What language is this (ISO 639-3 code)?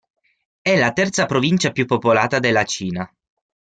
ita